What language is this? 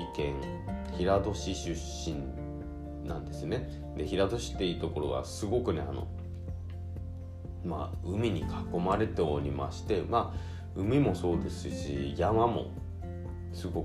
Japanese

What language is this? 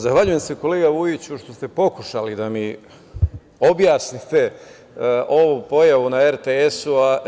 Serbian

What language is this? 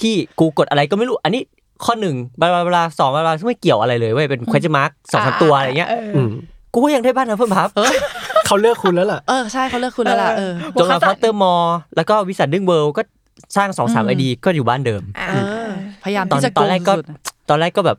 Thai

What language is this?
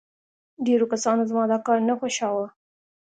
Pashto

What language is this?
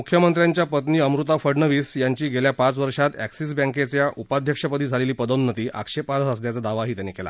Marathi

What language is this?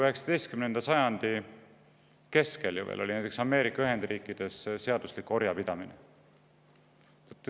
Estonian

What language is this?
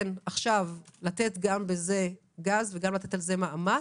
Hebrew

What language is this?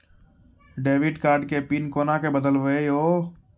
Maithili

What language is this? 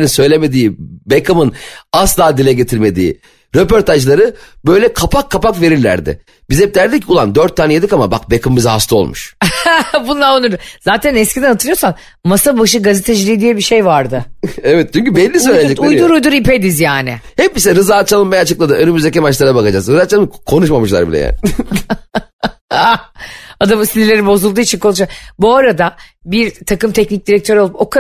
Turkish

